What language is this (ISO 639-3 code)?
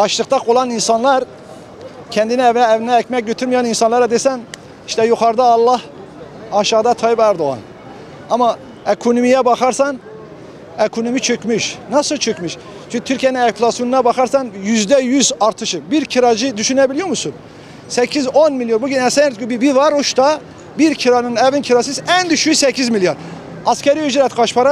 tur